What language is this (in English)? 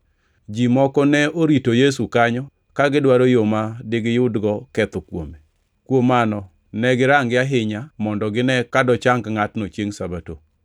Luo (Kenya and Tanzania)